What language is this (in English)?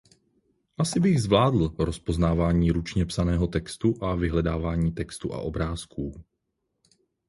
Czech